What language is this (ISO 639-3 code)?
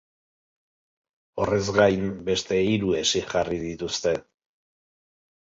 eus